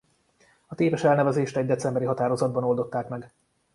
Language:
Hungarian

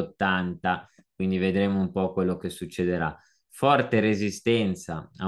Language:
Italian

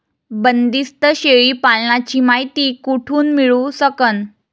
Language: Marathi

